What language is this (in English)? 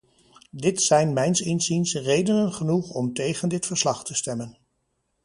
Dutch